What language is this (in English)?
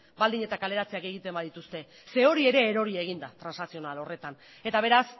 Basque